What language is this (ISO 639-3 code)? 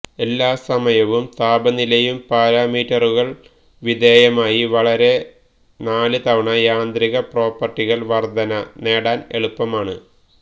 mal